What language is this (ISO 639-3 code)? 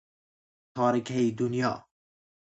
fas